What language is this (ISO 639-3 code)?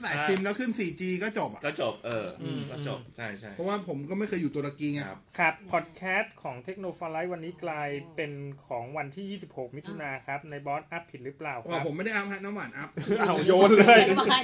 tha